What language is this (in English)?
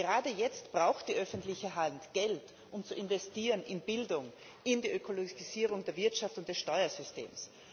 German